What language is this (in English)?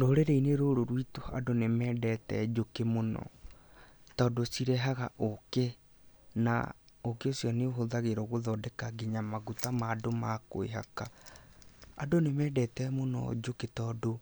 Kikuyu